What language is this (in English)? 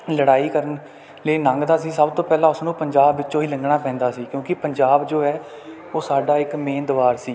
Punjabi